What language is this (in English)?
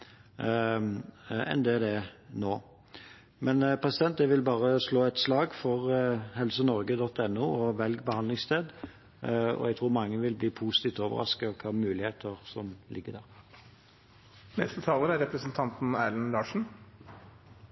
Norwegian Bokmål